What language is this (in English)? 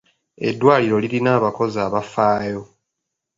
Ganda